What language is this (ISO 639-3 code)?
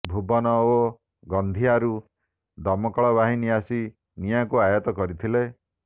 ori